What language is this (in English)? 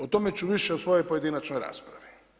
Croatian